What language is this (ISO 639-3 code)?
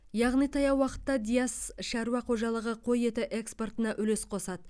kaz